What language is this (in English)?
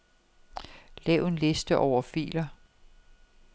Danish